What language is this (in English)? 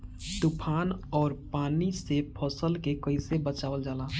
Bhojpuri